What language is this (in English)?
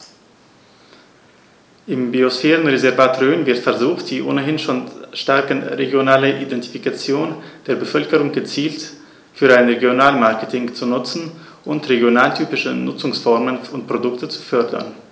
German